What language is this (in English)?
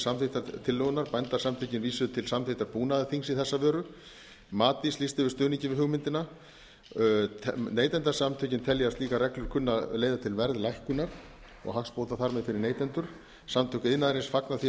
Icelandic